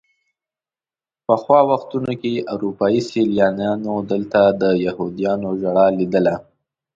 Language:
Pashto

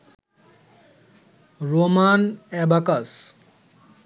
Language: Bangla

